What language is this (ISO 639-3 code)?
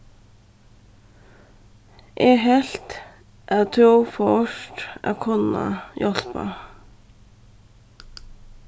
fao